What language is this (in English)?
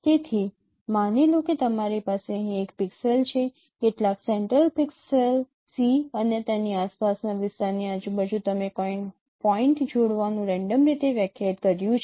Gujarati